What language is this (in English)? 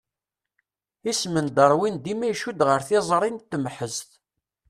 Kabyle